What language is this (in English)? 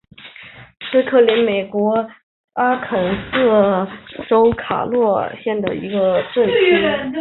Chinese